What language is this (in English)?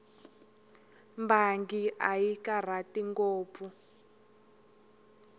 Tsonga